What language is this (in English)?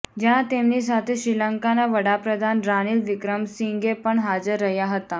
Gujarati